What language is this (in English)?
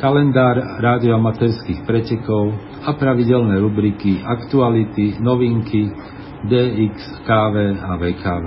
Slovak